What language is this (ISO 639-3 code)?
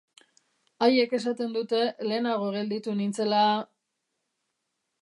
eus